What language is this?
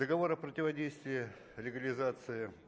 Russian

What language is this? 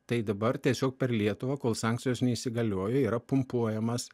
Lithuanian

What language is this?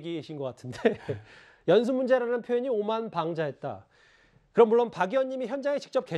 Korean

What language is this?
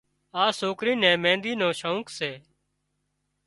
Wadiyara Koli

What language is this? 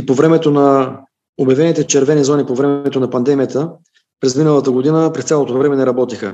Bulgarian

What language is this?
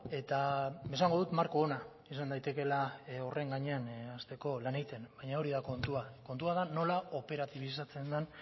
Basque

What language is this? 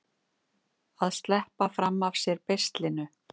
Icelandic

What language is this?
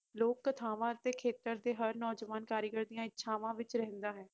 Punjabi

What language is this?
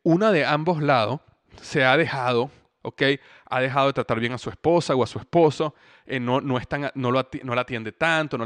Spanish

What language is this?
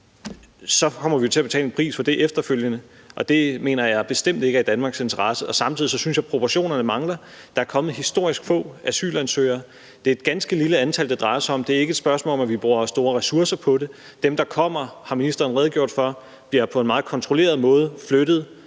Danish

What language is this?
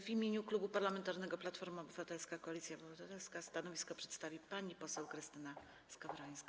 Polish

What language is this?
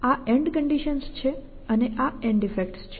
Gujarati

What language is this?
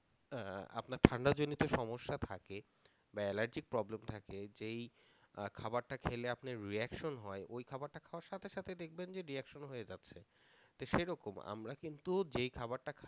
Bangla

